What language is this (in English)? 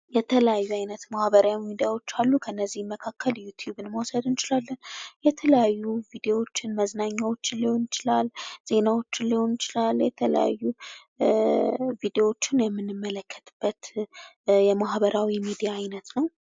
Amharic